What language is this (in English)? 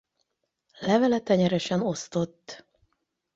Hungarian